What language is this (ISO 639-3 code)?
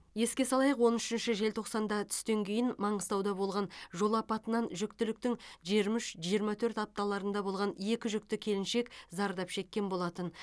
kaz